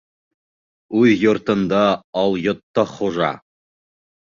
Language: Bashkir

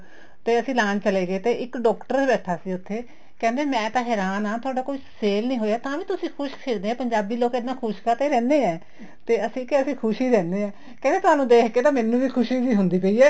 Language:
Punjabi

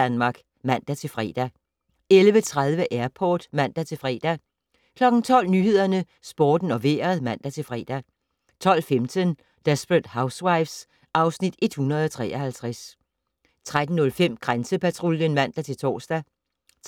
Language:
Danish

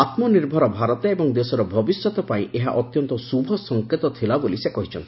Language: Odia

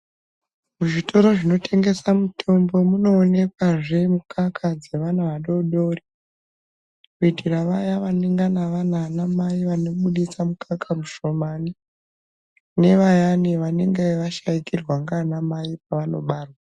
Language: Ndau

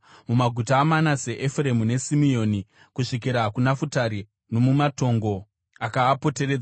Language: Shona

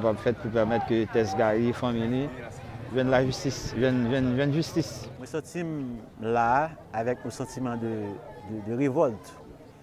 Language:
French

